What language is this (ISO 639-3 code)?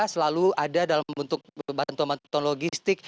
ind